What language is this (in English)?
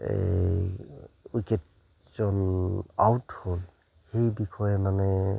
Assamese